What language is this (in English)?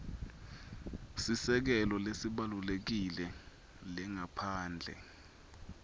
Swati